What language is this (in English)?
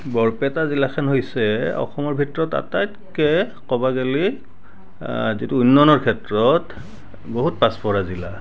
Assamese